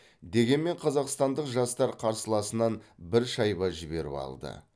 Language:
Kazakh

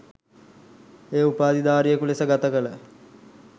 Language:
Sinhala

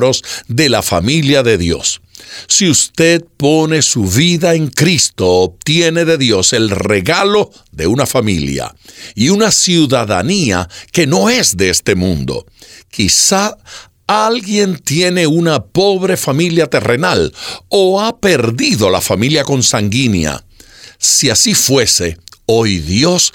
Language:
Spanish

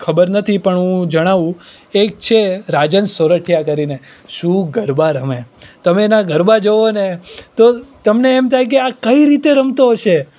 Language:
Gujarati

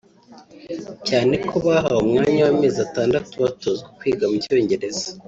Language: Kinyarwanda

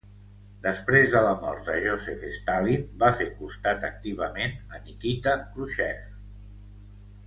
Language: Catalan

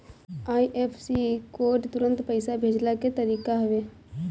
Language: Bhojpuri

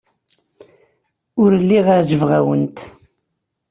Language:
Kabyle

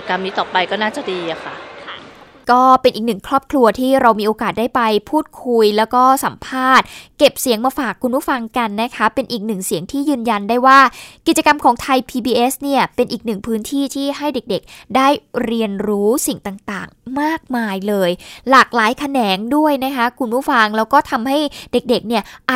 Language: Thai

